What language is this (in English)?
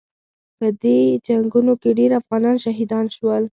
Pashto